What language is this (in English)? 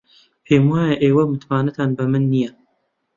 Central Kurdish